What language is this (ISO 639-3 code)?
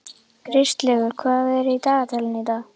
isl